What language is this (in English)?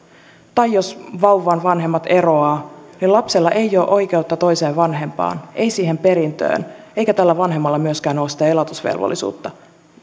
Finnish